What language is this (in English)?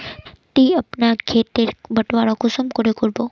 Magahi